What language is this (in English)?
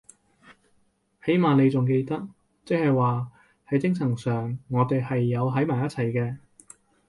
Cantonese